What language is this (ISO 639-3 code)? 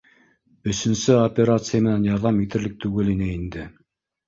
bak